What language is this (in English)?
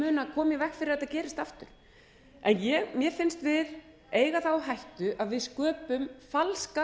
Icelandic